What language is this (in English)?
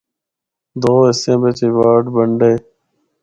Northern Hindko